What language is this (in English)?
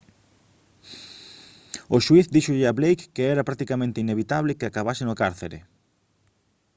Galician